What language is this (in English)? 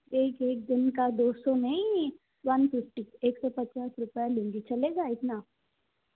Hindi